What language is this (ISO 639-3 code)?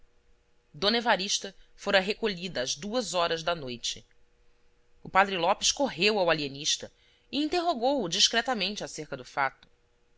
por